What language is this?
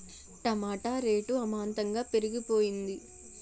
Telugu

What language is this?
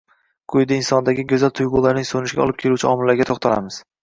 Uzbek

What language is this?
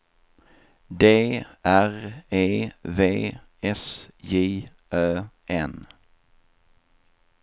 Swedish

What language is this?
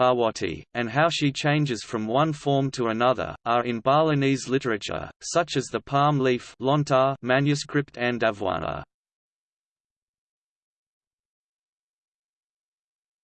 English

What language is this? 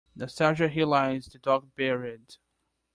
English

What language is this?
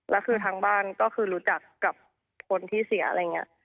Thai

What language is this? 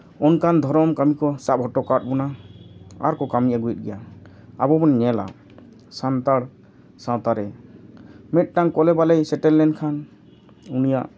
Santali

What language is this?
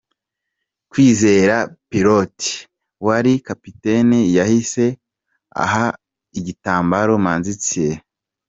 Kinyarwanda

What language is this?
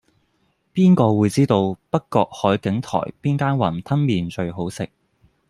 Cantonese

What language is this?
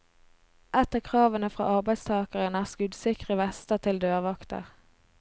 Norwegian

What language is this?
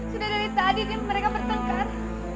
Indonesian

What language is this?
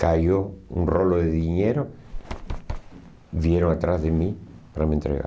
Portuguese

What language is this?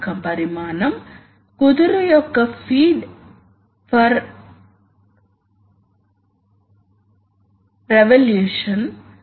Telugu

